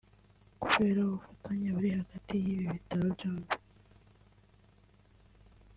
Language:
Kinyarwanda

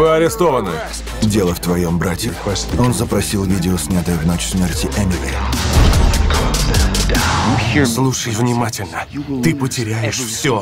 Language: Russian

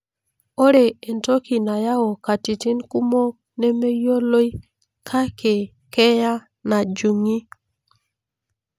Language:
Masai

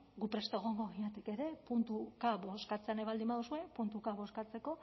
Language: Basque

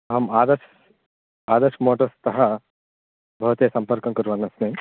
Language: Sanskrit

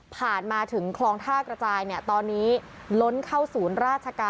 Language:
Thai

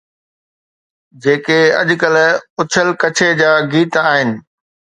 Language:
Sindhi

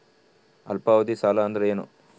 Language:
Kannada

